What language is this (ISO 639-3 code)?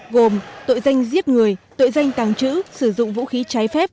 vie